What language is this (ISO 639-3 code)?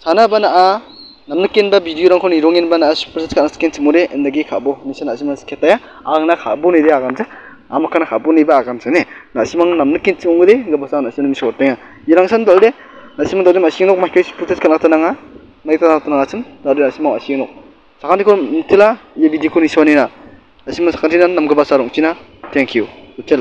kor